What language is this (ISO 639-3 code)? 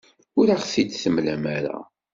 kab